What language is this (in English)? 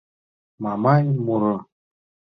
Mari